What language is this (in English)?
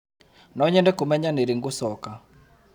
Kikuyu